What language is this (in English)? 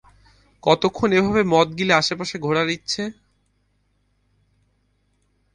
Bangla